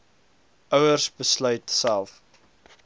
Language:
Afrikaans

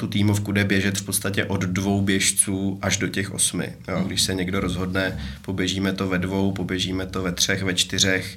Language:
Czech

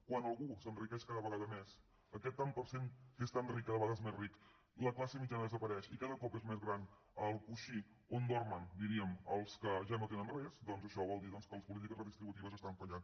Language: Catalan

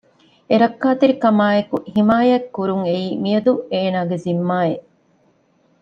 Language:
Divehi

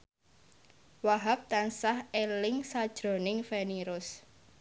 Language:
Javanese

